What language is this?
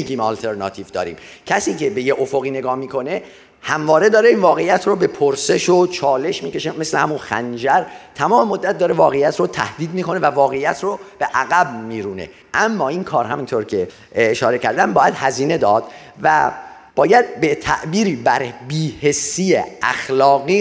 Persian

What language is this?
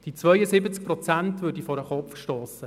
Swiss German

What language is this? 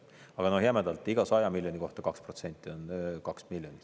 Estonian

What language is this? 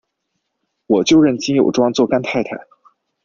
Chinese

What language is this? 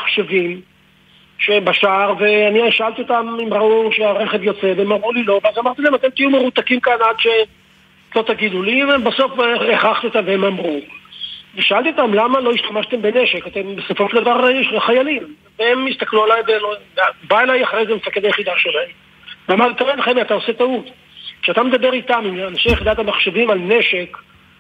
Hebrew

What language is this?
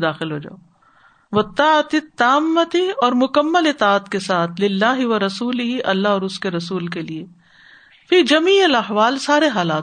Urdu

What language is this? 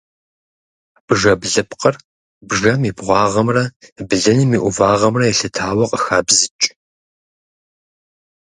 Kabardian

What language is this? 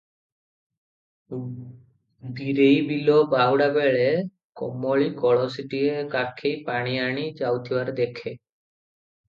Odia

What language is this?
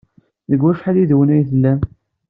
Kabyle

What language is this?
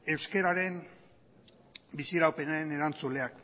Basque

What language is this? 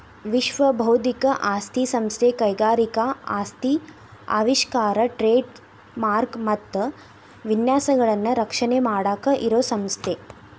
Kannada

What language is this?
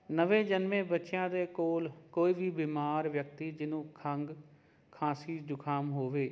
Punjabi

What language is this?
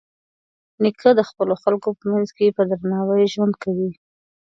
Pashto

